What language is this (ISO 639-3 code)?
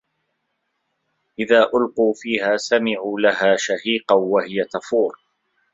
ara